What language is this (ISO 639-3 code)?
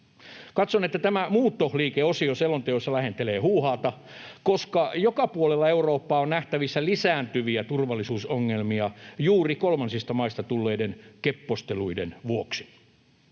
fin